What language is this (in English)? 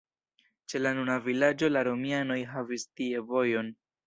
Esperanto